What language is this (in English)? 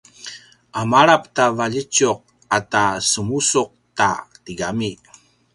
Paiwan